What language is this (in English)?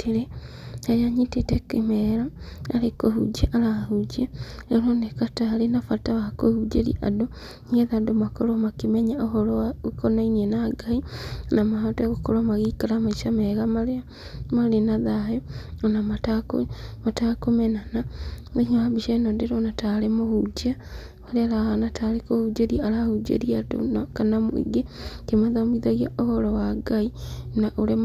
Kikuyu